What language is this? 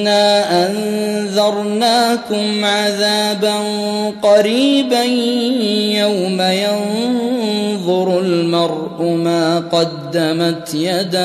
Arabic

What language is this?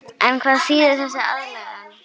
Icelandic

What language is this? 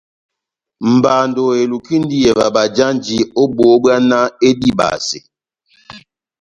Batanga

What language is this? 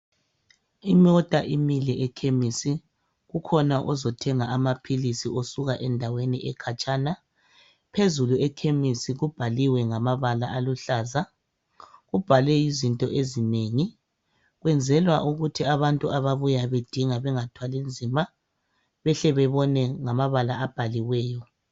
North Ndebele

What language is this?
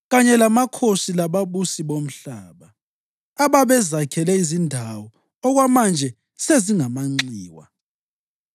North Ndebele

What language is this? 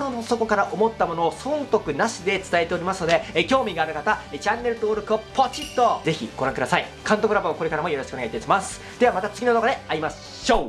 Japanese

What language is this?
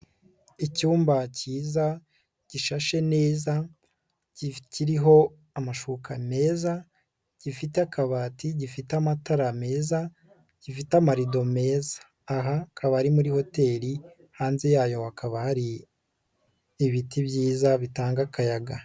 Kinyarwanda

